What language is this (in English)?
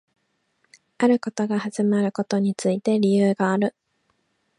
Japanese